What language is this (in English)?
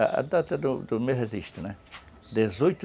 Portuguese